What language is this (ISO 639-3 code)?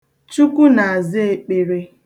ibo